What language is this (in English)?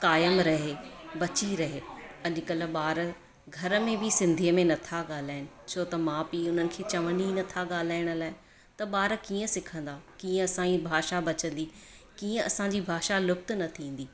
Sindhi